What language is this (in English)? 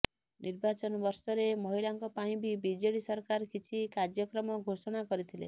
Odia